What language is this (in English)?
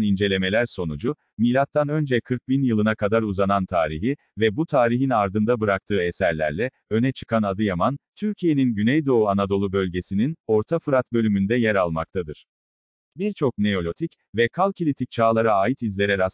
Turkish